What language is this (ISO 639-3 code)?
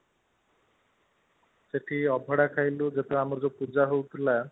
ori